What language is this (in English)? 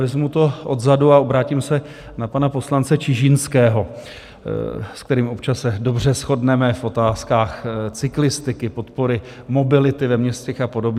Czech